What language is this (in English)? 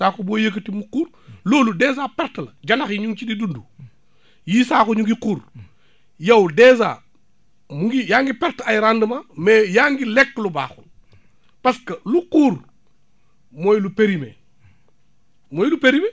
Wolof